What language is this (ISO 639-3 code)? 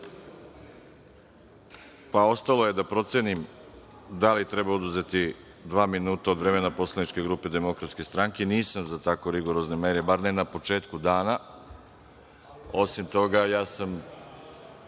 srp